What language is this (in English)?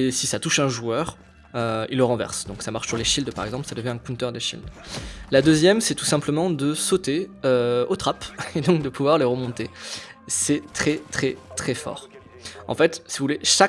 French